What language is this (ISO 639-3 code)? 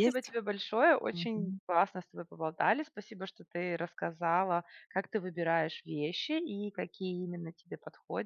rus